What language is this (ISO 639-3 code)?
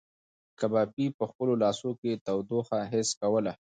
pus